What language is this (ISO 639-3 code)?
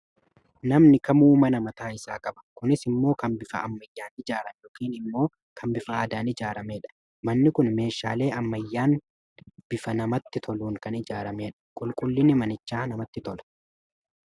orm